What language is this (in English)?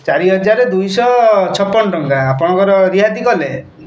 Odia